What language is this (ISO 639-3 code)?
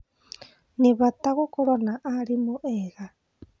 kik